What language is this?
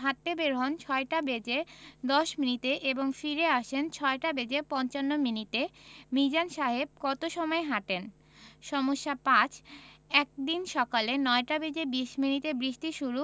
Bangla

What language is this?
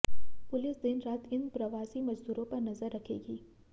Hindi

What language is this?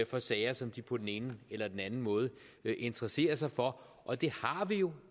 Danish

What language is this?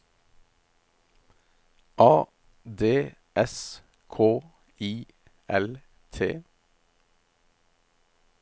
Norwegian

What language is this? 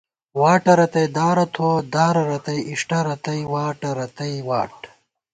Gawar-Bati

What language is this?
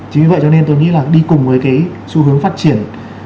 Vietnamese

